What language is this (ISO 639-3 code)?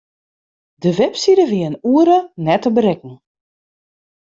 fry